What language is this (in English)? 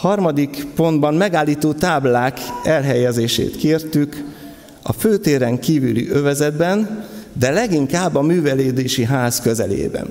Hungarian